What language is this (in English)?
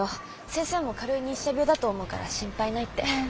Japanese